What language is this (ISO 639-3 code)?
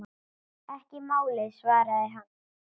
isl